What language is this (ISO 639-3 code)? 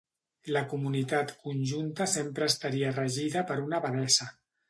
cat